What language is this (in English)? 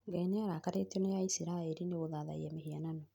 Kikuyu